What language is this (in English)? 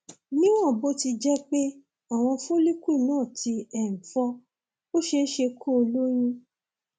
Yoruba